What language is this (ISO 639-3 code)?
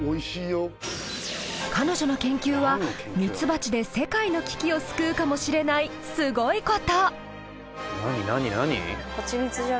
jpn